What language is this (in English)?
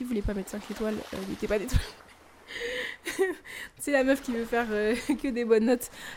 French